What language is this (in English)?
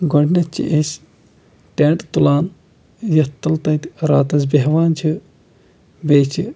Kashmiri